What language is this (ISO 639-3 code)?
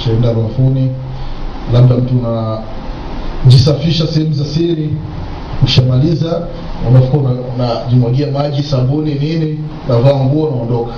swa